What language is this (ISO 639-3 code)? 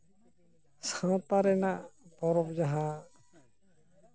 sat